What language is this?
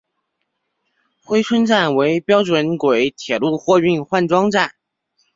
Chinese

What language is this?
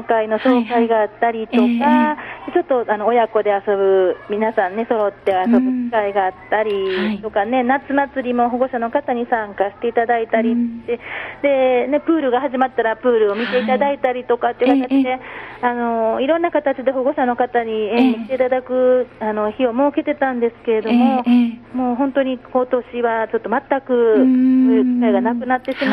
Japanese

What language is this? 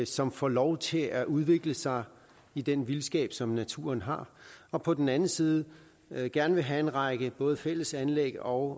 Danish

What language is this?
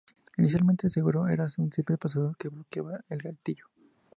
Spanish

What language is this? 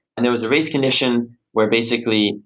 English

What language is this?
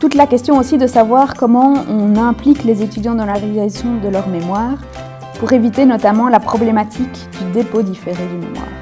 French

